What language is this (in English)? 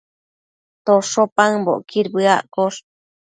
Matsés